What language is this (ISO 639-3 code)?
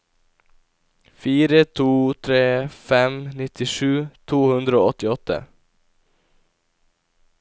nor